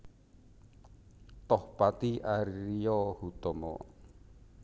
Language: Javanese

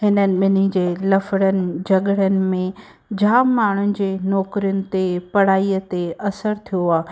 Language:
Sindhi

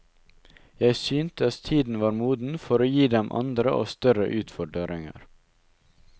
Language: Norwegian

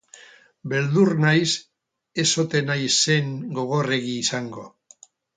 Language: Basque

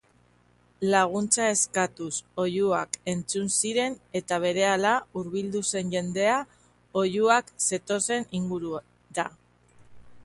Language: Basque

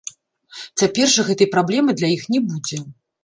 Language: Belarusian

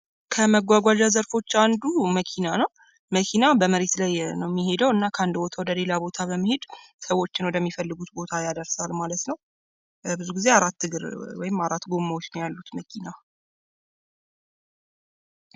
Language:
Amharic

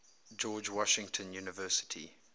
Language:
English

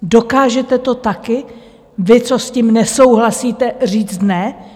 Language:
Czech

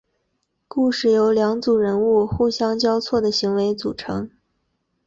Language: Chinese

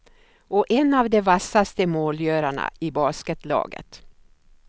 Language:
Swedish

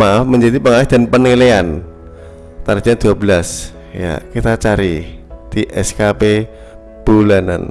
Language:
Indonesian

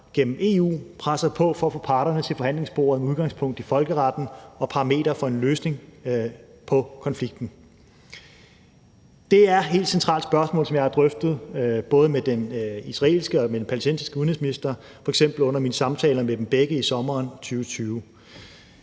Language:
Danish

